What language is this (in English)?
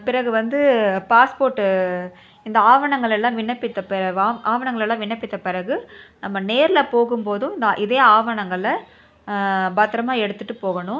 Tamil